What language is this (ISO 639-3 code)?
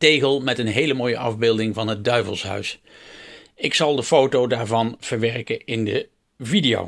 nld